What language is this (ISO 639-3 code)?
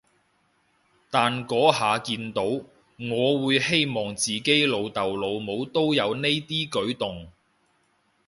yue